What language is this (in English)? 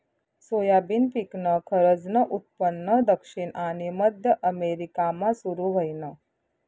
Marathi